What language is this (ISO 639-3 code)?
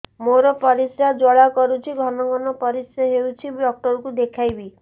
ori